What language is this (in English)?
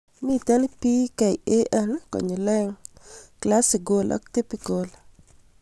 Kalenjin